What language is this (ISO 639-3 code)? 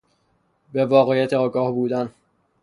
fas